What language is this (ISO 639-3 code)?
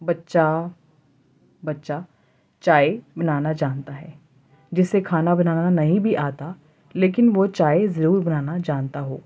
urd